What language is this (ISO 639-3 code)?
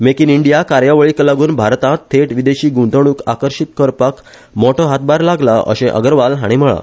kok